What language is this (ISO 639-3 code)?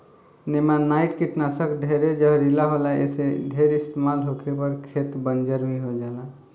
bho